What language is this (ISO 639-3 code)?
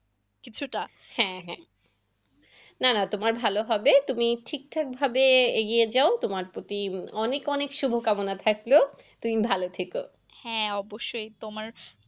ben